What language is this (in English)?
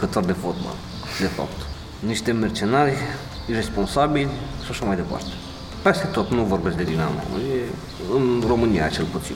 Romanian